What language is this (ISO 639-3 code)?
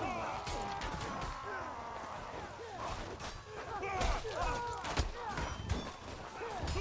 fra